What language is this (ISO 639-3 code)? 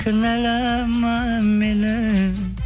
kaz